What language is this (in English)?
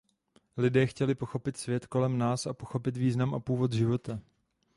Czech